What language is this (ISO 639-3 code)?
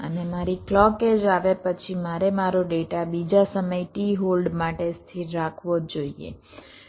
guj